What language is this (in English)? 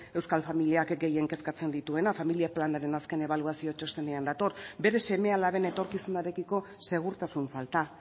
Basque